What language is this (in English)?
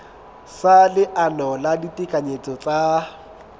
Southern Sotho